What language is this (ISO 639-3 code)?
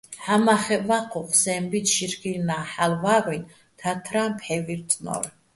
bbl